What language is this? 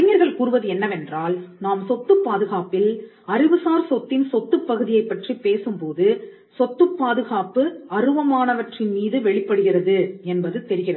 Tamil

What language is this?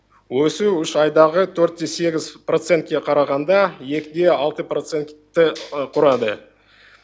Kazakh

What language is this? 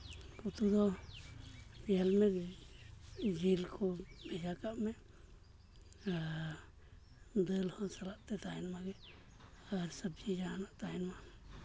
Santali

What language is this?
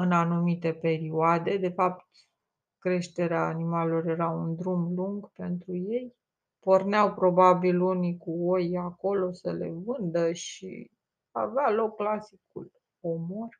Romanian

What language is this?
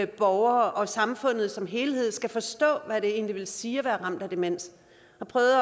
Danish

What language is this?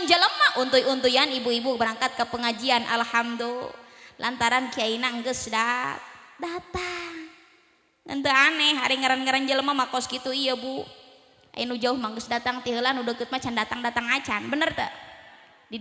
Indonesian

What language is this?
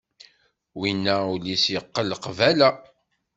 Kabyle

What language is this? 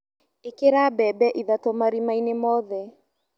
Kikuyu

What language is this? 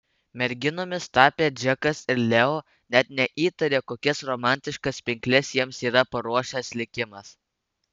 Lithuanian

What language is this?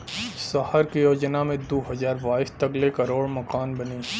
Bhojpuri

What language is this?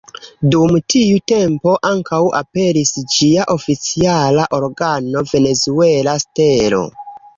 Esperanto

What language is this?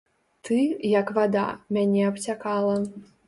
Belarusian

